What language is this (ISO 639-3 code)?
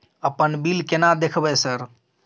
mai